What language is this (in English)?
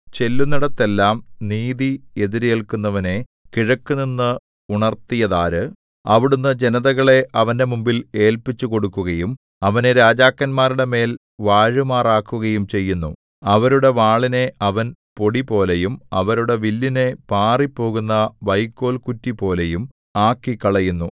Malayalam